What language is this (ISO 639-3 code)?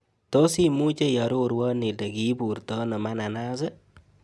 kln